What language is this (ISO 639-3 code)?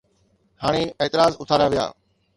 snd